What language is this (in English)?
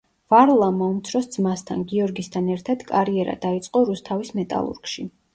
Georgian